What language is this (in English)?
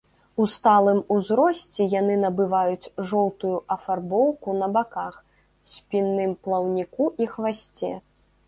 Belarusian